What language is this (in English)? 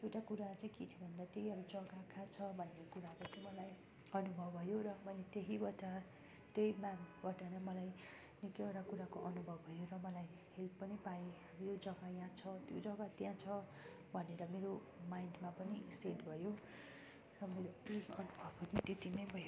Nepali